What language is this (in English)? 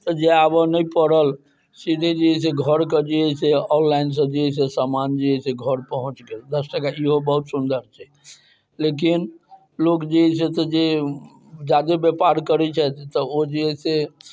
Maithili